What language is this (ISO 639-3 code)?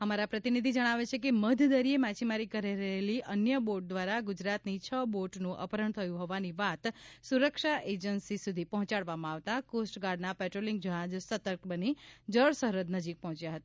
guj